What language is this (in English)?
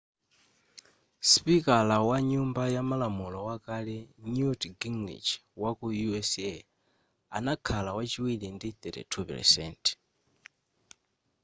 Nyanja